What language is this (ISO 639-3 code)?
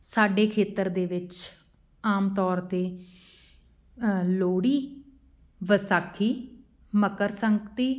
pan